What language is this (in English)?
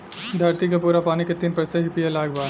Bhojpuri